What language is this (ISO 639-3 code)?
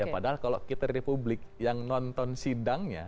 ind